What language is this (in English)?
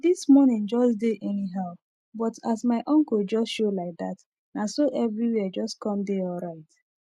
Nigerian Pidgin